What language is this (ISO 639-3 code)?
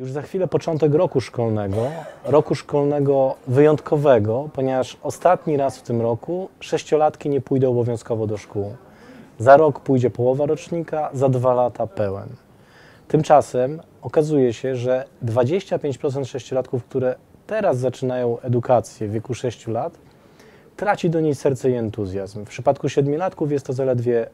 pol